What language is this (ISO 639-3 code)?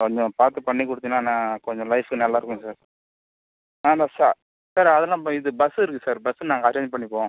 tam